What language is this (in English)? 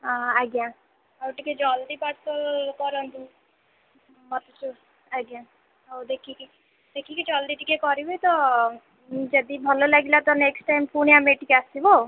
Odia